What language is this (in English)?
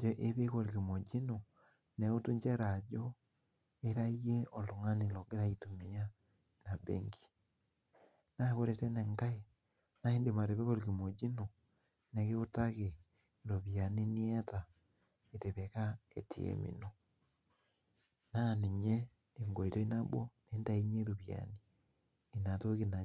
Masai